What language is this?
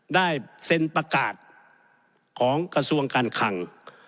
Thai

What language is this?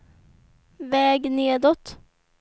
Swedish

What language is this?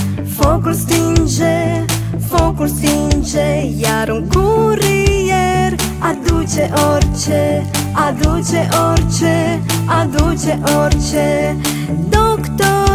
Romanian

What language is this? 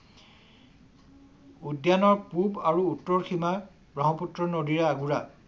Assamese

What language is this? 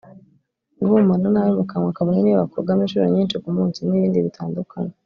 Kinyarwanda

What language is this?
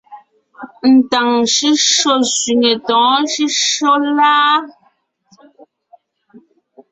Ngiemboon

